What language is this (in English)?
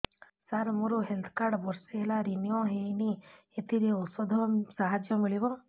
Odia